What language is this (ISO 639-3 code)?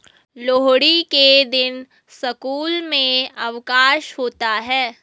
hin